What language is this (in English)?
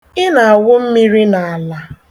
Igbo